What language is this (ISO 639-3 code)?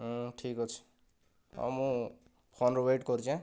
ori